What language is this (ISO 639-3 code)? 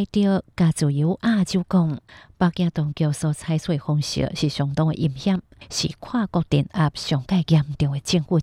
zho